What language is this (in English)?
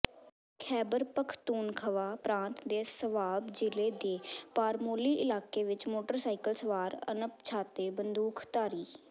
Punjabi